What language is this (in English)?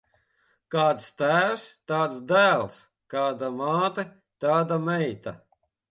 Latvian